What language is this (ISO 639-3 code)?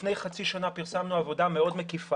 heb